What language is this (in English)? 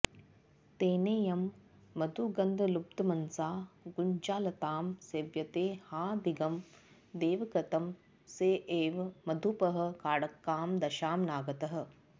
Sanskrit